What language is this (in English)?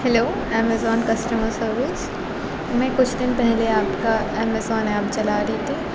Urdu